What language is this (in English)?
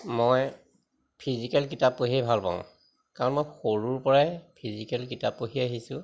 Assamese